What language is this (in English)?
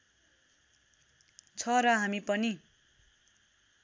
Nepali